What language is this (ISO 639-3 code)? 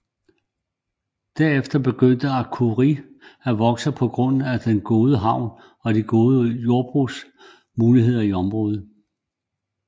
dan